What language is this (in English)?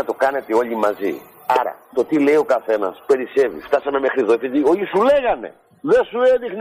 Greek